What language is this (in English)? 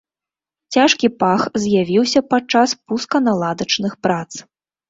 Belarusian